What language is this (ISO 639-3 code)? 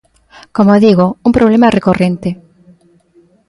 glg